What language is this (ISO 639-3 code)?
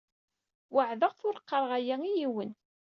kab